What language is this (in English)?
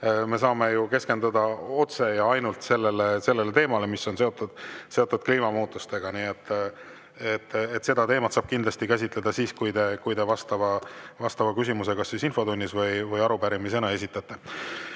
Estonian